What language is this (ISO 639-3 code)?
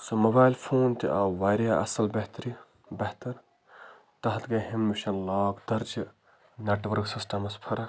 kas